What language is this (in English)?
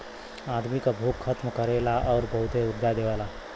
Bhojpuri